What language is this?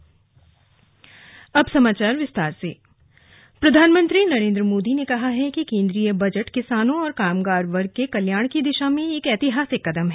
Hindi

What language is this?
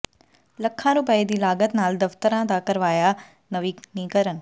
Punjabi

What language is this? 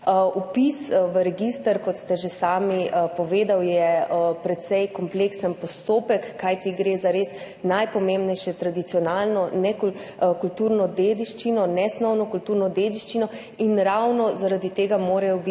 Slovenian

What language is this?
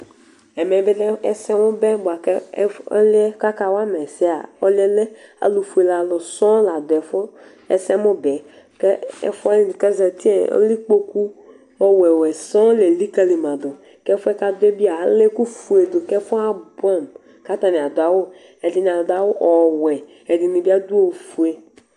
Ikposo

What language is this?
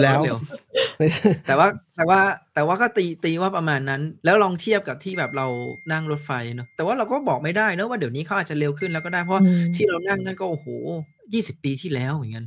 Thai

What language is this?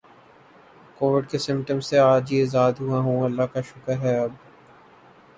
Urdu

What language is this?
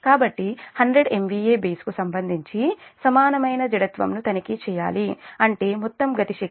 Telugu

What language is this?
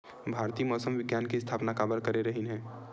Chhattisgarhi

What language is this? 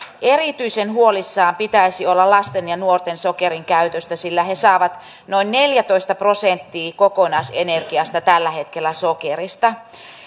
Finnish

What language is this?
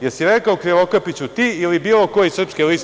Serbian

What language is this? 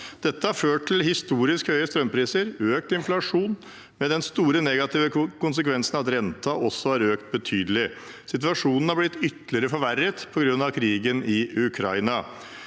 Norwegian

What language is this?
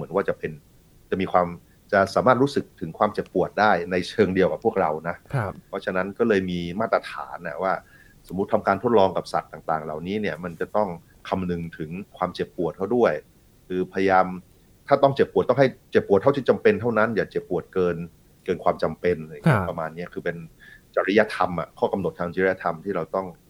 Thai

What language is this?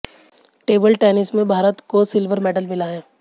Hindi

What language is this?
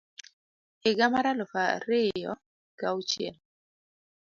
Luo (Kenya and Tanzania)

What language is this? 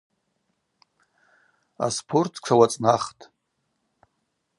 Abaza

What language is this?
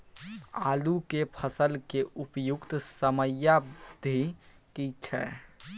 Maithili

